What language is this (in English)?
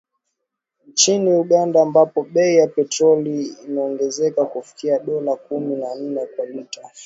Swahili